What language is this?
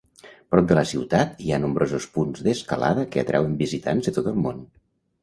Catalan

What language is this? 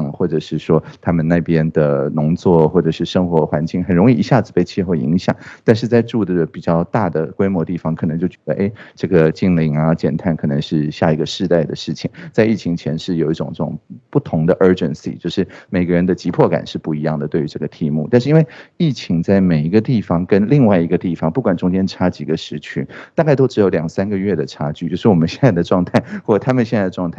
Chinese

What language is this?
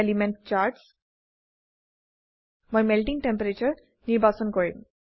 Assamese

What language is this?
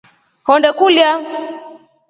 Rombo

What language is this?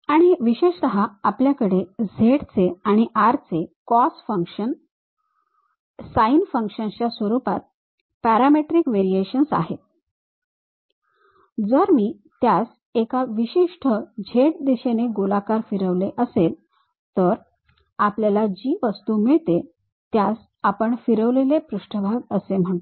Marathi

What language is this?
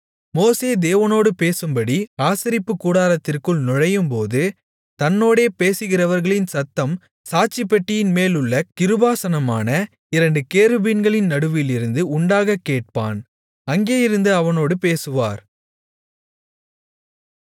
Tamil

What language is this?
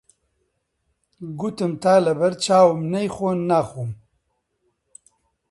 Central Kurdish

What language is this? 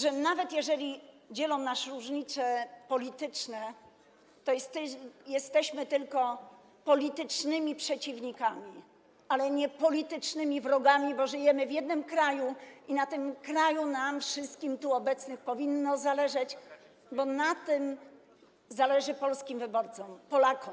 Polish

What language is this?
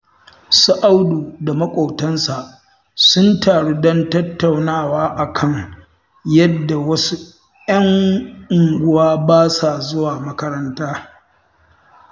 Hausa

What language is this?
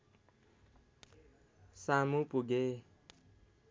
Nepali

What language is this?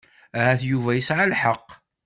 Kabyle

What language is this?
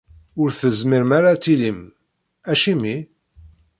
Kabyle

